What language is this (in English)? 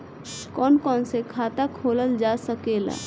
Bhojpuri